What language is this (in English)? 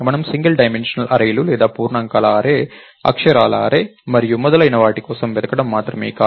Telugu